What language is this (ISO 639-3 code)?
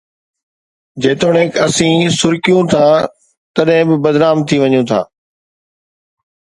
snd